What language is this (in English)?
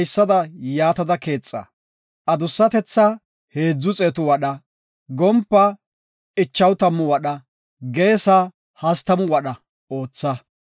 Gofa